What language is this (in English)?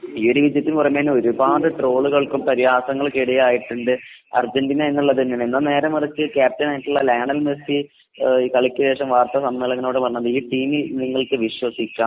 Malayalam